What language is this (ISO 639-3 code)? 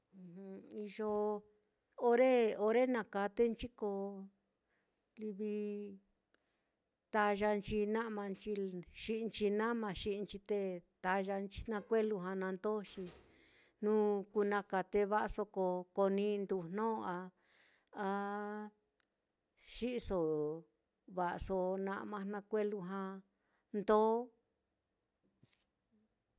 vmm